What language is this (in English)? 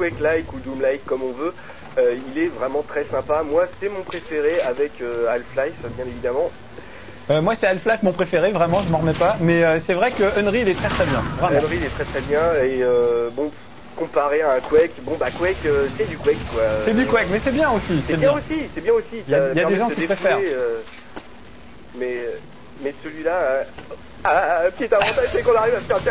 French